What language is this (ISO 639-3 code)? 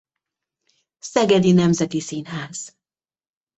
hun